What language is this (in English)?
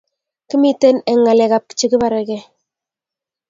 Kalenjin